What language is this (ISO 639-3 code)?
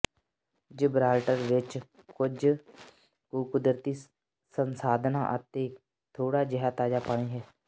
pan